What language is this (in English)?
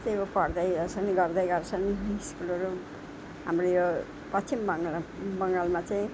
Nepali